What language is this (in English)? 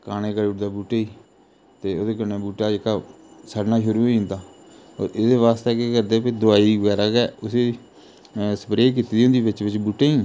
Dogri